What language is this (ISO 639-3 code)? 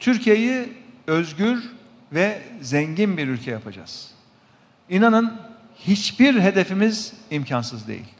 tur